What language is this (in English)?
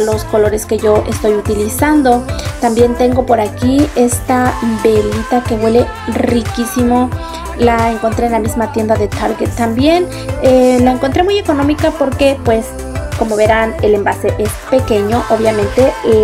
Spanish